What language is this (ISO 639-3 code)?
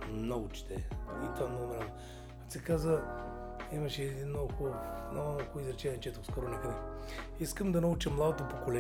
bul